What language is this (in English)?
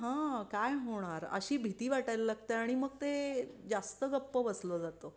Marathi